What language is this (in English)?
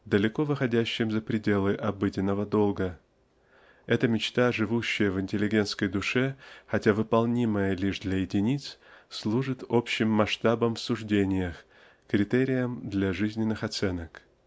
Russian